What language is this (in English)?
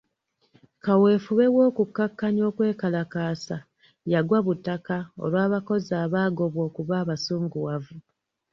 Ganda